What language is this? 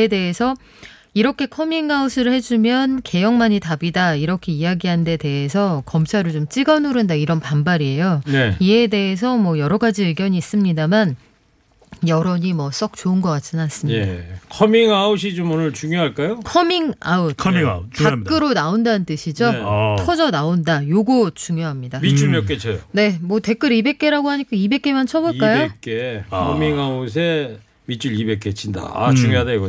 Korean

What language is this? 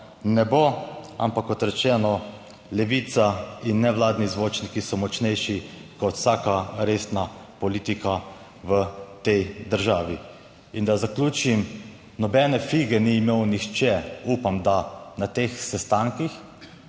Slovenian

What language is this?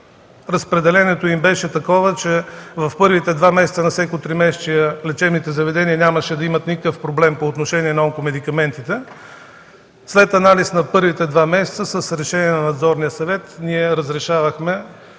Bulgarian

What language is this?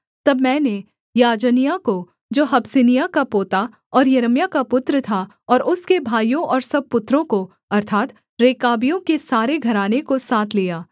Hindi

